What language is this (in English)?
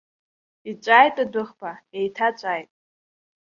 Abkhazian